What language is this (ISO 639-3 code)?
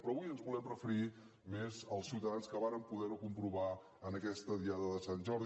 cat